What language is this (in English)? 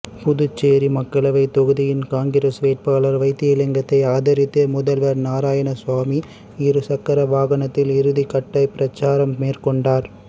Tamil